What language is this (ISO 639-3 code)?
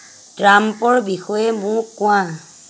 asm